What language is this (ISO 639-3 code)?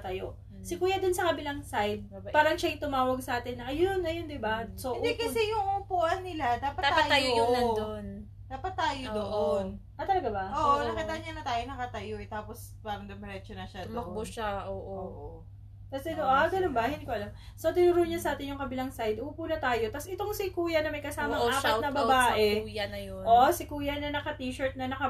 fil